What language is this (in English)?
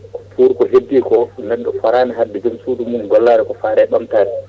Fula